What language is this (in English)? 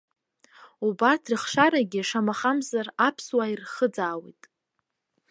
Abkhazian